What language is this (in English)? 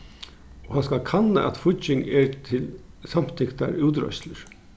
Faroese